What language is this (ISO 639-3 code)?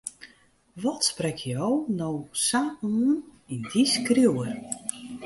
fry